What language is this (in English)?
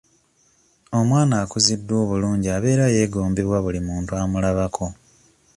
Ganda